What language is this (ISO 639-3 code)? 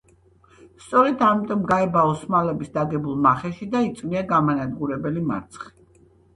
kat